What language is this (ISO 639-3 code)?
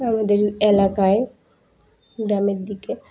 ben